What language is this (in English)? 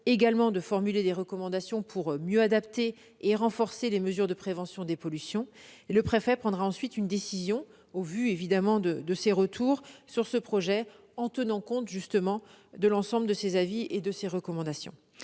French